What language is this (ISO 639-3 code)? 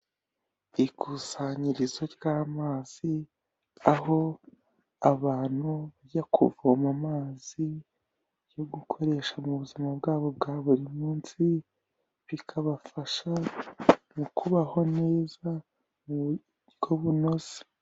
kin